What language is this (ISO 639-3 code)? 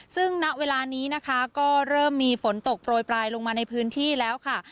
tha